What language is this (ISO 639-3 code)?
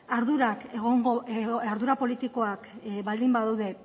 eus